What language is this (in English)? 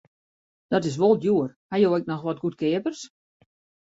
Western Frisian